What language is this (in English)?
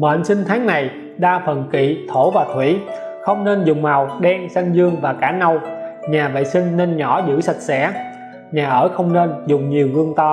Vietnamese